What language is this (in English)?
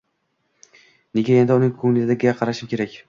Uzbek